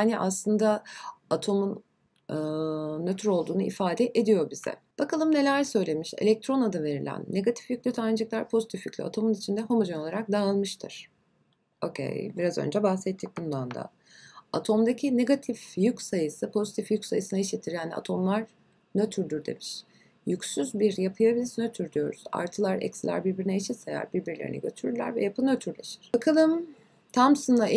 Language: Turkish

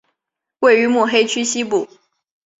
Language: Chinese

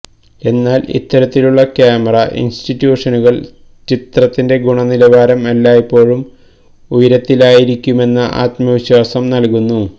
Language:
Malayalam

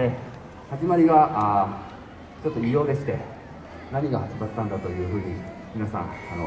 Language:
Japanese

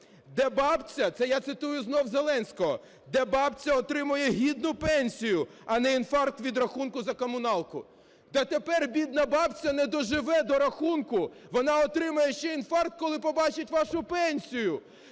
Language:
Ukrainian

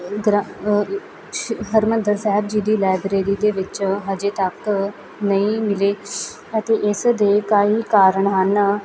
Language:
Punjabi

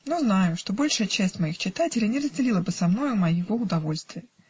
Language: Russian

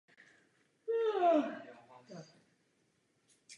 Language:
Czech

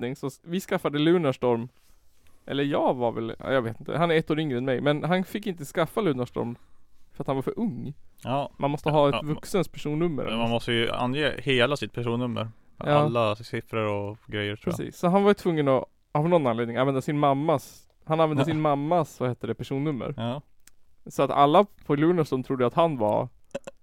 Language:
Swedish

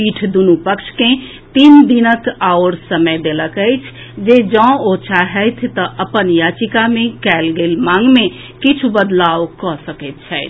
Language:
Maithili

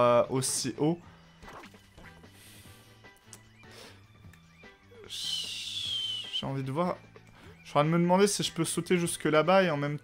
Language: French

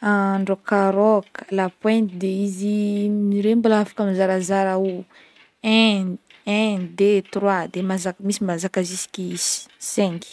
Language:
Northern Betsimisaraka Malagasy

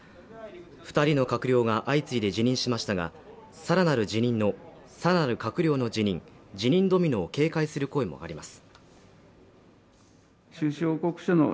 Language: Japanese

